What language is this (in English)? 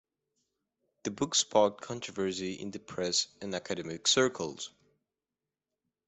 English